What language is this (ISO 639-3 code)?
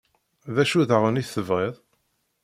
kab